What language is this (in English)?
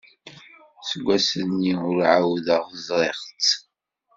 Kabyle